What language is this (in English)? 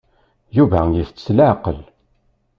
Kabyle